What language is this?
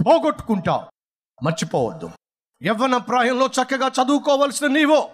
Telugu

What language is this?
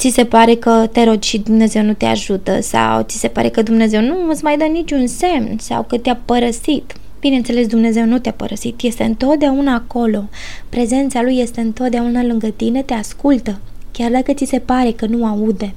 Romanian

